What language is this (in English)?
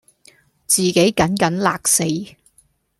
Cantonese